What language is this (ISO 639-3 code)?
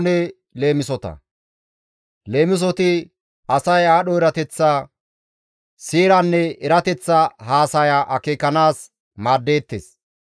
gmv